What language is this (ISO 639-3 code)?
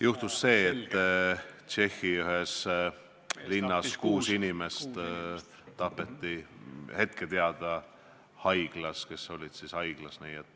est